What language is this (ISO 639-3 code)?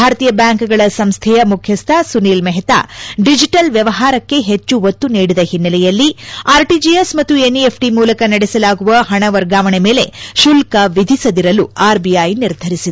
kan